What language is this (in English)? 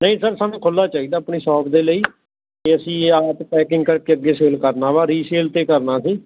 Punjabi